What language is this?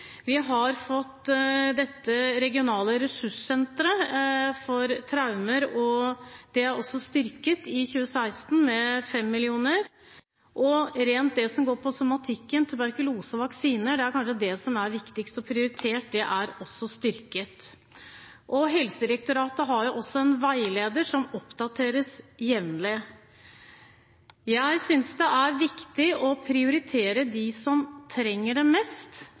Norwegian Bokmål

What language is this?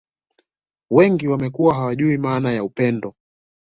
Swahili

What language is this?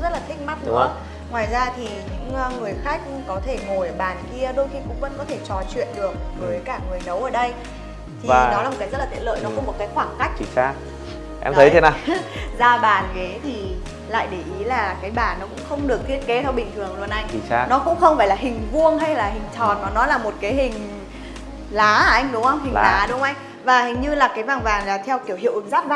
Vietnamese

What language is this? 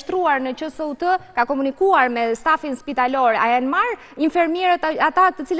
Romanian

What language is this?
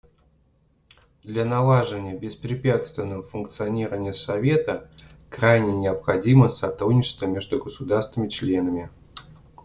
Russian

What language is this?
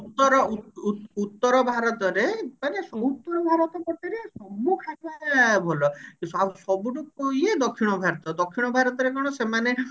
Odia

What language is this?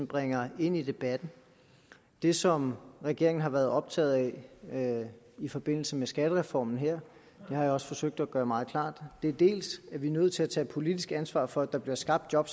Danish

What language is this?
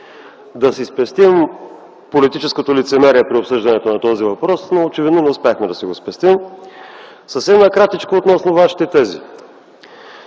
Bulgarian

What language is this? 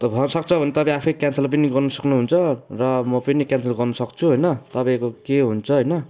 Nepali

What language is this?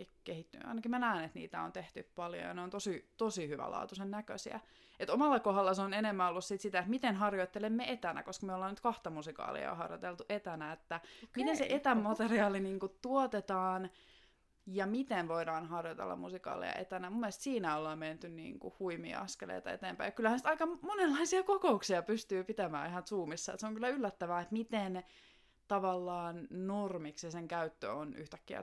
Finnish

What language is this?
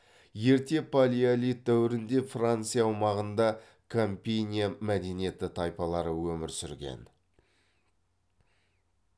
Kazakh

